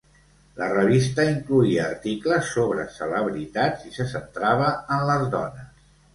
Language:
Catalan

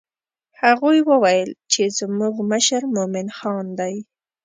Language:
Pashto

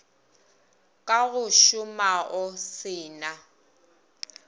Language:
Northern Sotho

